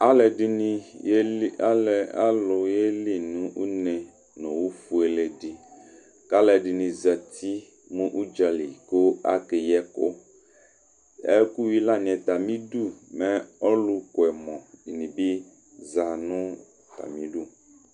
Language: Ikposo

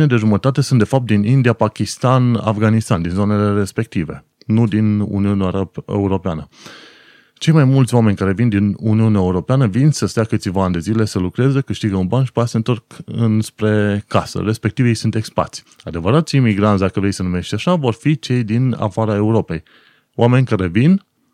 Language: Romanian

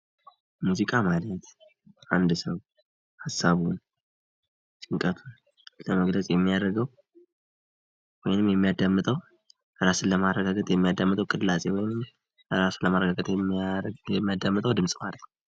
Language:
Amharic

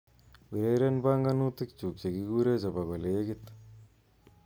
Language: Kalenjin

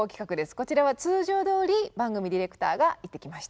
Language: Japanese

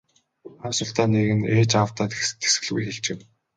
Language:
Mongolian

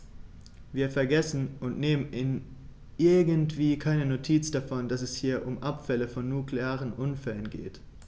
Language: German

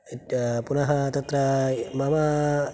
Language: Sanskrit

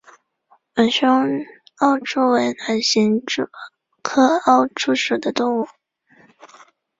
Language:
Chinese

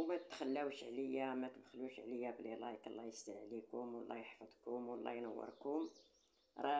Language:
Arabic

